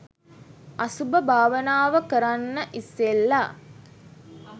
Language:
Sinhala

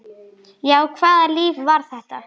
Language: Icelandic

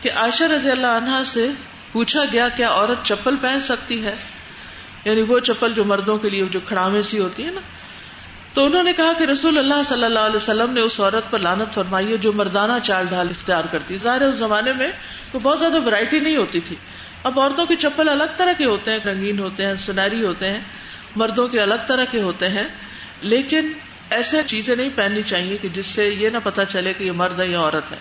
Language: Urdu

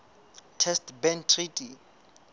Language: Southern Sotho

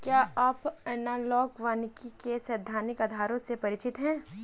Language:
Hindi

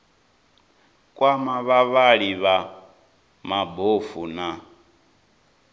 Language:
Venda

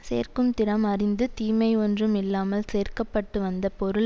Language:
Tamil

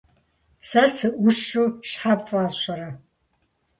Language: Kabardian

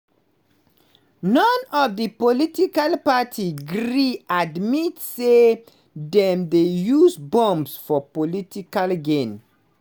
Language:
Nigerian Pidgin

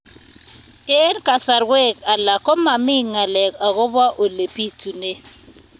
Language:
Kalenjin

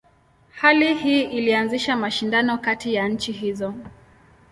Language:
Swahili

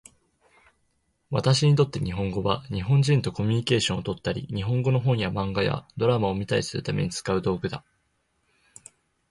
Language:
Japanese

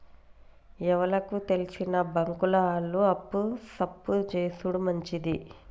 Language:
Telugu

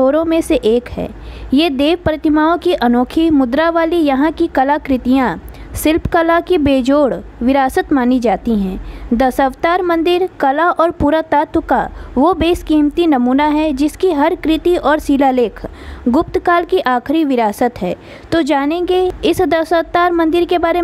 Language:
Hindi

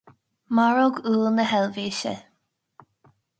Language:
Irish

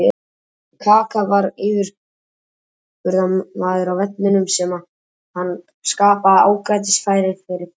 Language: Icelandic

